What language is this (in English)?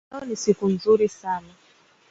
Swahili